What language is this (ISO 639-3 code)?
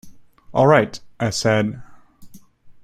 eng